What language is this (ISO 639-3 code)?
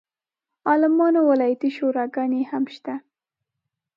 pus